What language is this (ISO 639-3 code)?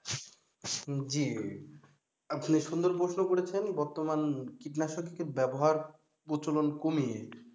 ben